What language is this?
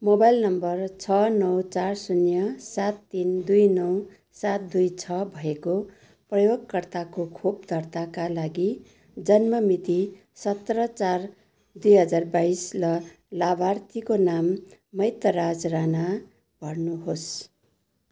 Nepali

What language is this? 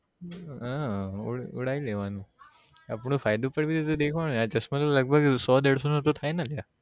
Gujarati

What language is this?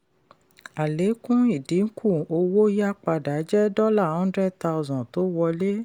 Yoruba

